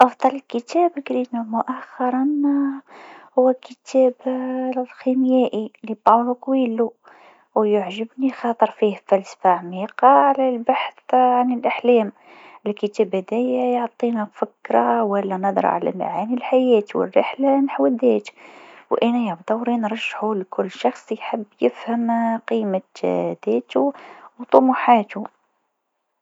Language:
Tunisian Arabic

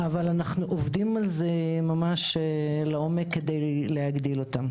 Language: Hebrew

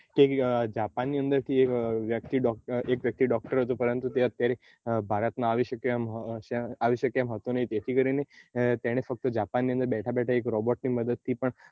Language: Gujarati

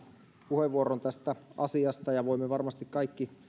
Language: Finnish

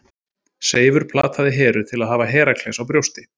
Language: Icelandic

